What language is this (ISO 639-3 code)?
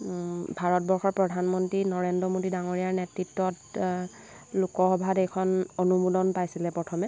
asm